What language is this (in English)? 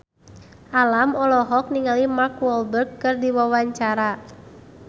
Sundanese